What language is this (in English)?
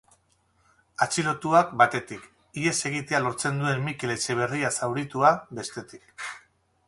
Basque